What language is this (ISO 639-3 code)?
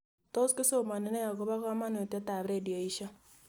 kln